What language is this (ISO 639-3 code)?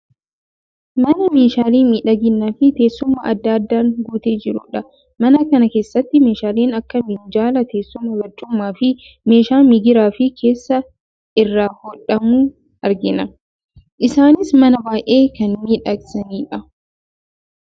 orm